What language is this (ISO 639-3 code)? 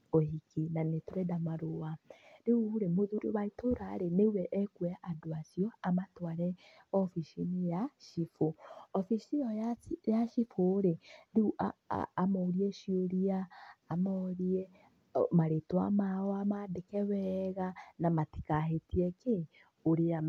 kik